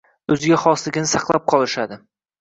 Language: Uzbek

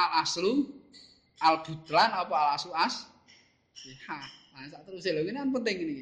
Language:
Indonesian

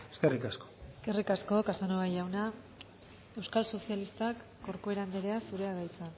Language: Basque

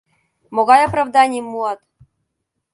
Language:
Mari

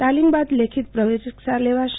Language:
Gujarati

